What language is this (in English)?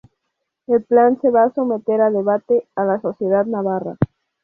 Spanish